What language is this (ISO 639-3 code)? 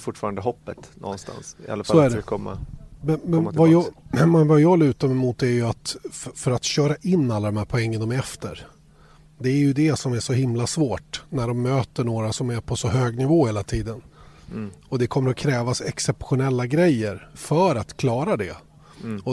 swe